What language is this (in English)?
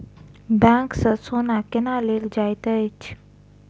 Maithili